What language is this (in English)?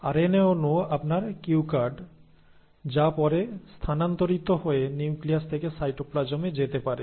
Bangla